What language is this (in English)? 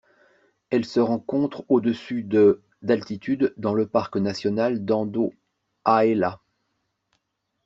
French